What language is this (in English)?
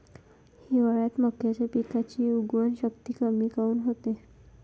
Marathi